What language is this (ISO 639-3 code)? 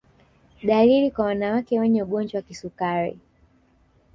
swa